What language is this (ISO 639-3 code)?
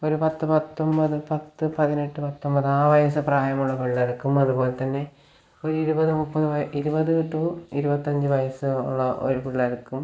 mal